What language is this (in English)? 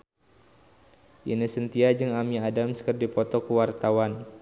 Sundanese